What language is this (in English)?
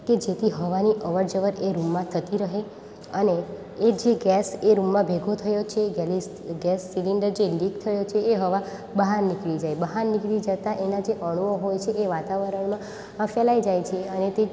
Gujarati